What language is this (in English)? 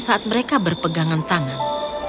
Indonesian